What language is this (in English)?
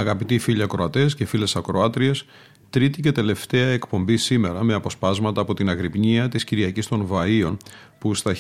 Greek